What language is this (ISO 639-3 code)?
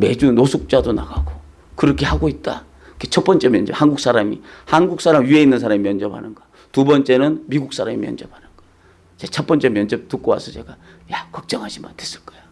kor